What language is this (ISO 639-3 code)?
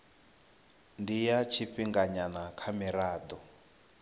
ven